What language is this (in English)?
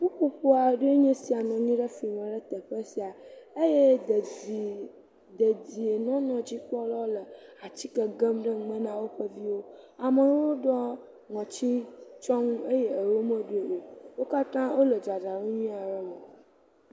Ewe